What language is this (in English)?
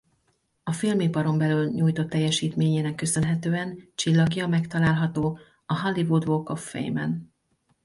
Hungarian